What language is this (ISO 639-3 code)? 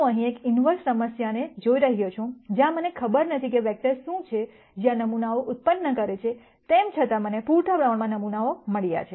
guj